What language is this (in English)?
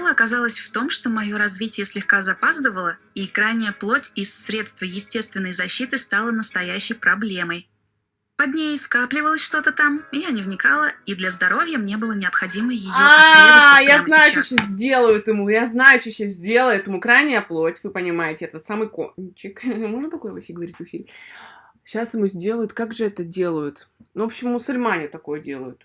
Russian